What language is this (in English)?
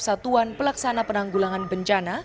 Indonesian